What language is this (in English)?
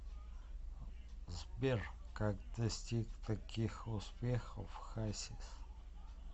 Russian